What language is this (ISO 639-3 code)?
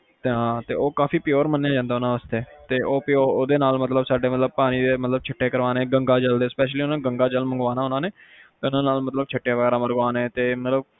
pan